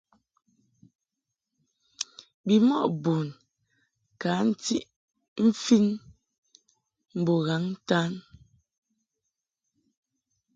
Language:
Mungaka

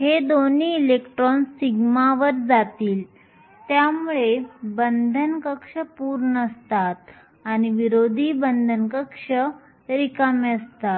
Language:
Marathi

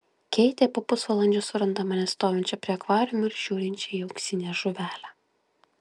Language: Lithuanian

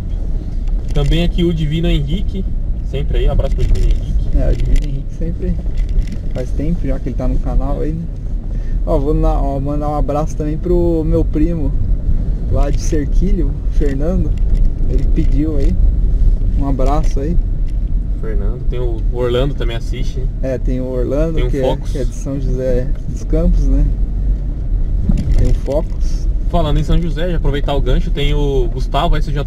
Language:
Portuguese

